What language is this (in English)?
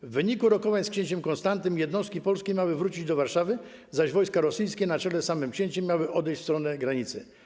Polish